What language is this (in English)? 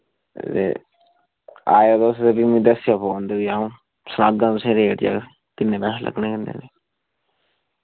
Dogri